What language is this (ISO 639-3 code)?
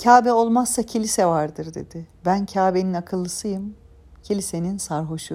tur